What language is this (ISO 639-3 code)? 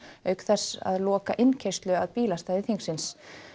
isl